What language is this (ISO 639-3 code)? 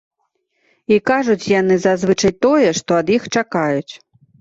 bel